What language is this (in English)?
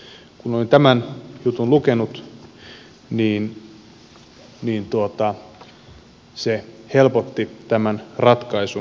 Finnish